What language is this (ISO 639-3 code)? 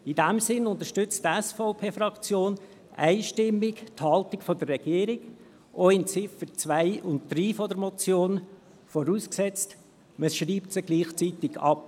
gsw